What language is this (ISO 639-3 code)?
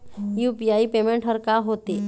hne